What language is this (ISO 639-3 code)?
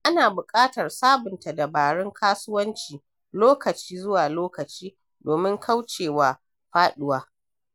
hau